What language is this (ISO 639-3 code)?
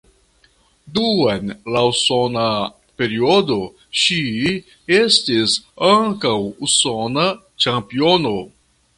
epo